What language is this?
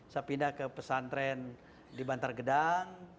Indonesian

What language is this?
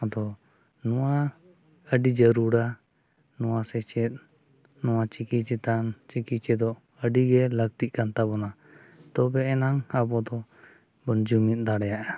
Santali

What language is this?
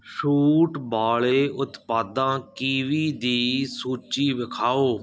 Punjabi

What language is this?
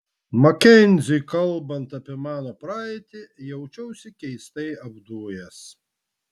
Lithuanian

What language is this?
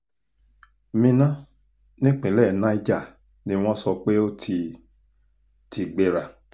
Yoruba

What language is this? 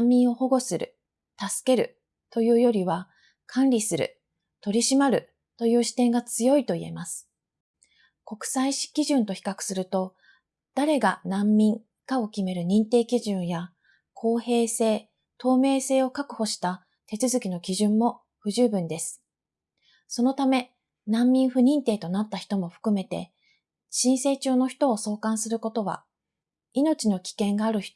Japanese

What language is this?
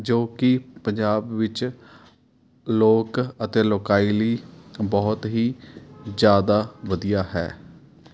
Punjabi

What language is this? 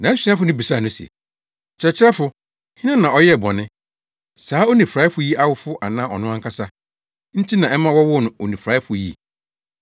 Akan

